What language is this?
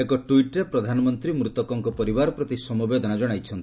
Odia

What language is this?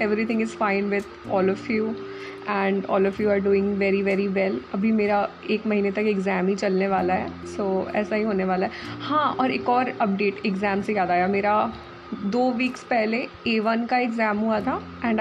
Hindi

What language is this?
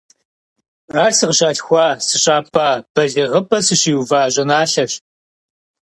Kabardian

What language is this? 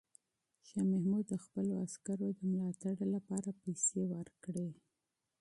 Pashto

